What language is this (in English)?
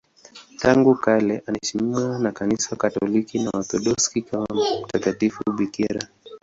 Swahili